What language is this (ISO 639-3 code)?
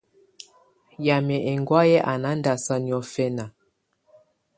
tvu